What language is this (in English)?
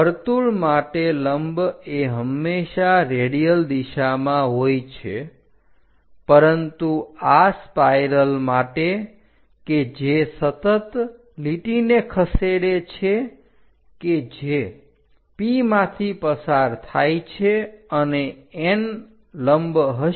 Gujarati